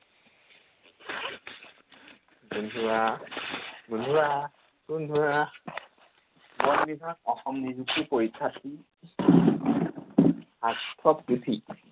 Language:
Assamese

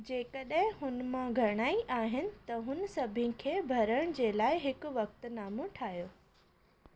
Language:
Sindhi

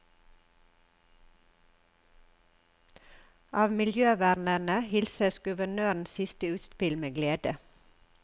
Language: Norwegian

